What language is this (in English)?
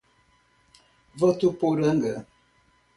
Portuguese